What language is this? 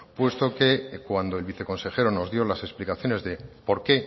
Spanish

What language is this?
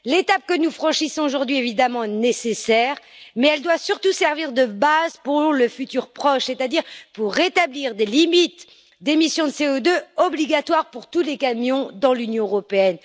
French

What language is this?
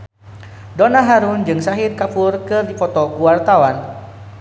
Sundanese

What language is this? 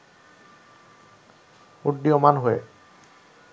Bangla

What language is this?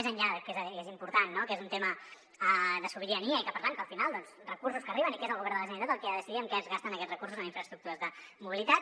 Catalan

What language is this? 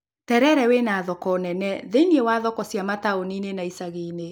Kikuyu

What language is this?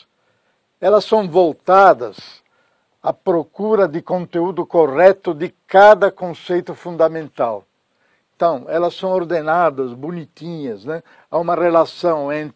Portuguese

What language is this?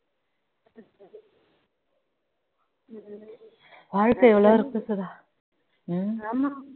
Tamil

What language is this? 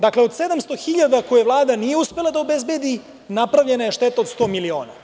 Serbian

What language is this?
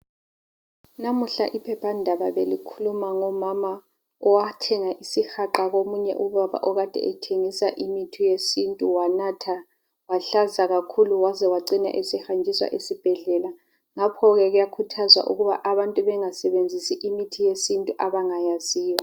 North Ndebele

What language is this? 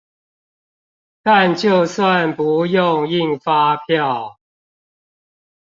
Chinese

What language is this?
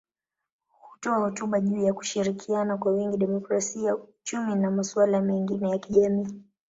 Swahili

